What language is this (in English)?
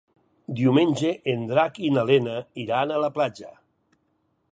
Catalan